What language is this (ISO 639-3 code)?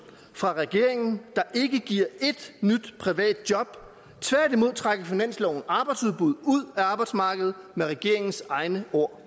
dan